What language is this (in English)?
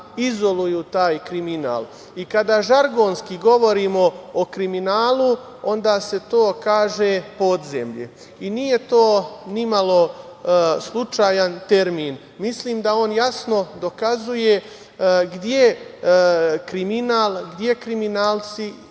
Serbian